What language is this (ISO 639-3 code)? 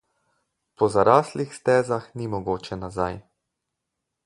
slv